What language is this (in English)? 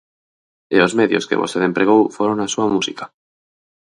Galician